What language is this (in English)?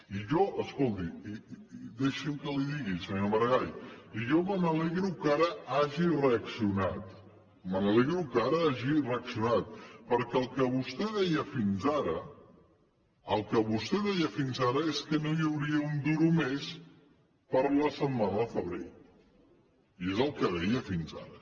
Catalan